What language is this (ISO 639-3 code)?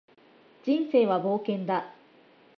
jpn